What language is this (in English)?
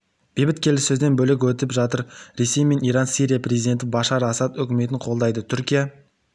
Kazakh